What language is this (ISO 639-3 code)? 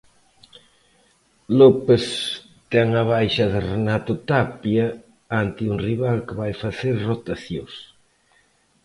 glg